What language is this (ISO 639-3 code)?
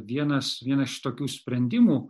lit